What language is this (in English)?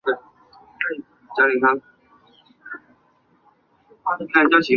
Chinese